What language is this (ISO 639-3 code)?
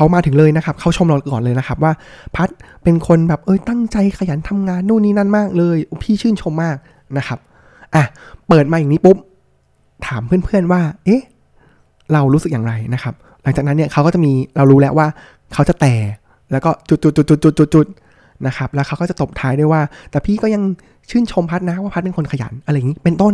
tha